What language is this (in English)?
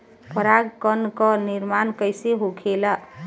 Bhojpuri